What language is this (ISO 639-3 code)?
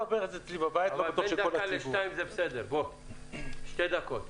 heb